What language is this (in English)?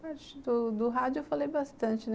Portuguese